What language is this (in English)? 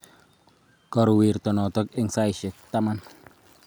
Kalenjin